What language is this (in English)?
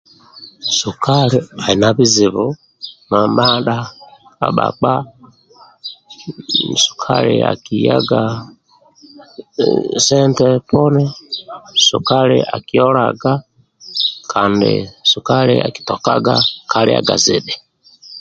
Amba (Uganda)